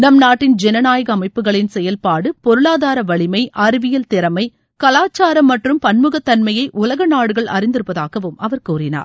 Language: Tamil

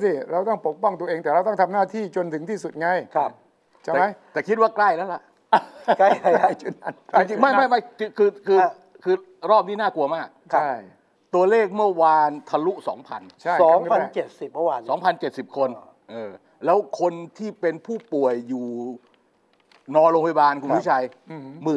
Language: Thai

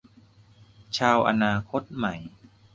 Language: Thai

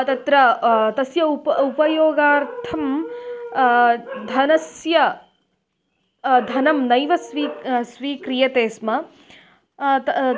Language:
Sanskrit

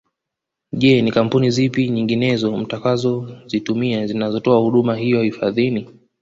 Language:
Swahili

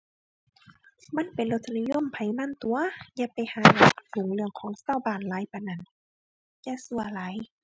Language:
Thai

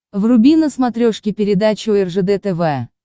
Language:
Russian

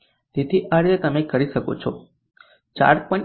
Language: Gujarati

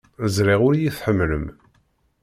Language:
Kabyle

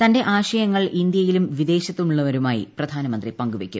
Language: Malayalam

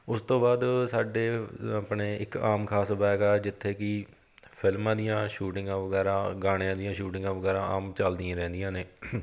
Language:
Punjabi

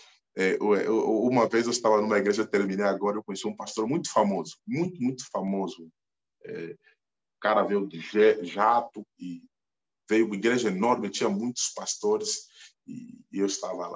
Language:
Portuguese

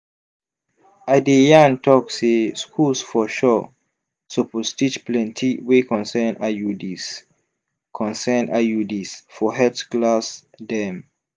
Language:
Nigerian Pidgin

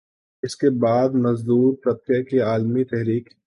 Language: Urdu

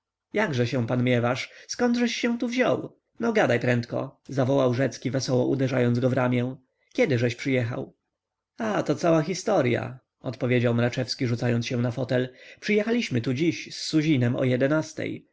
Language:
Polish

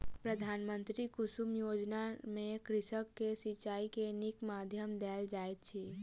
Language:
Maithili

